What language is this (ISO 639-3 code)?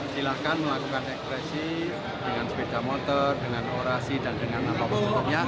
ind